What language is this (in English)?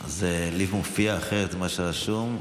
Hebrew